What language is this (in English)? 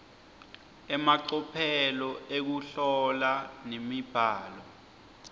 Swati